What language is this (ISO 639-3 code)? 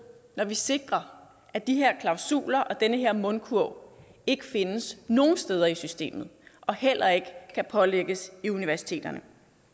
dan